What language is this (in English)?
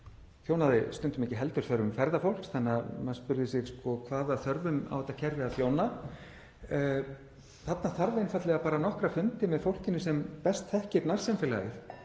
Icelandic